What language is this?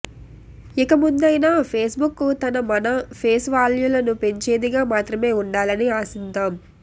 Telugu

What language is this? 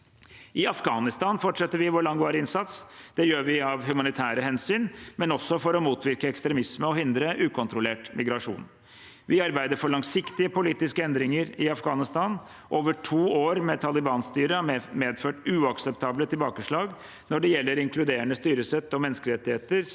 Norwegian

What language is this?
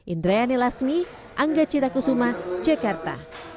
Indonesian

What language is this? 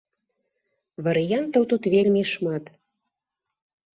Belarusian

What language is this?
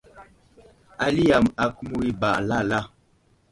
Wuzlam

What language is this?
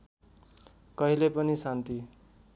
Nepali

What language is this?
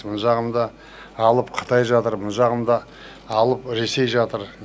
Kazakh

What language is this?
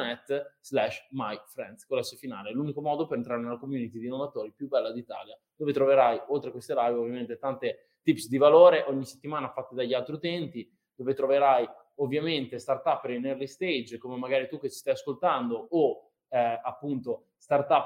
Italian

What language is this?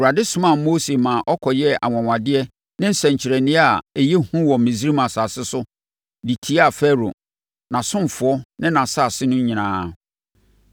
Akan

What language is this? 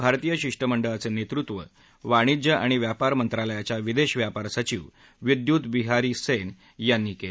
Marathi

